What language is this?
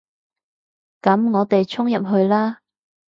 Cantonese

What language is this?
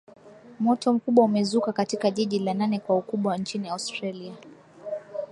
Swahili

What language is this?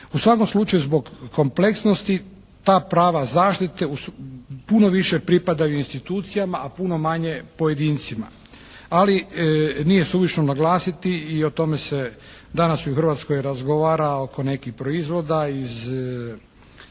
Croatian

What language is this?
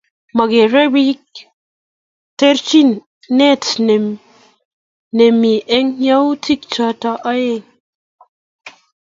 Kalenjin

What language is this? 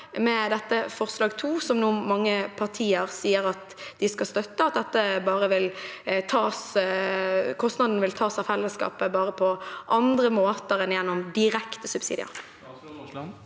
Norwegian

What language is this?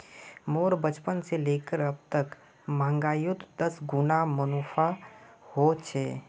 Magahi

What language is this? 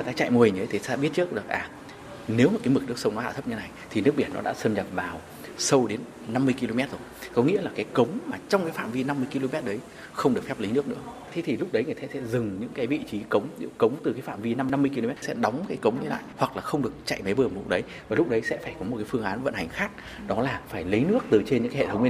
Vietnamese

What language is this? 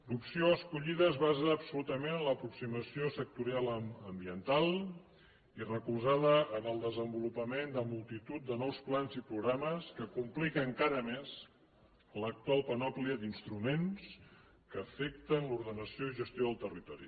Catalan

